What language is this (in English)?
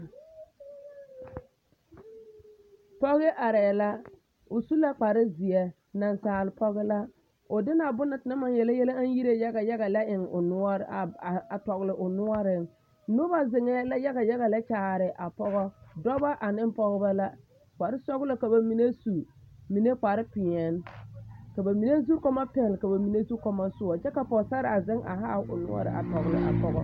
Southern Dagaare